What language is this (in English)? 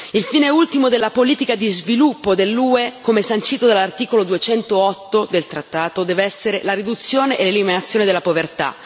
Italian